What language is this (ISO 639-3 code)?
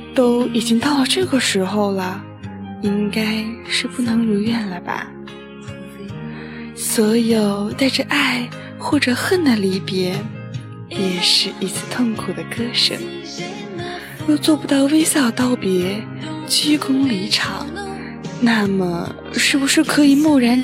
zho